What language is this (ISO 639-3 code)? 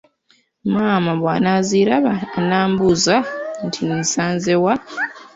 lug